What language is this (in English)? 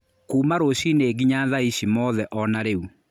Kikuyu